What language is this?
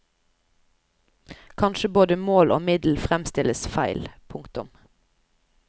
Norwegian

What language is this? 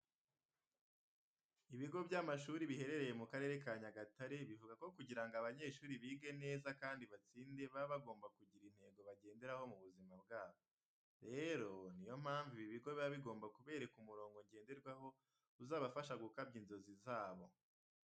Kinyarwanda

